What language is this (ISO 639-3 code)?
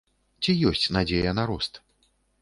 bel